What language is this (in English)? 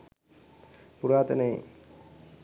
Sinhala